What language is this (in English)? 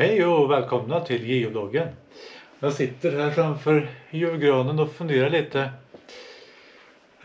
Swedish